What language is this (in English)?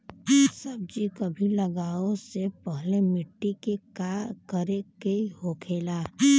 Bhojpuri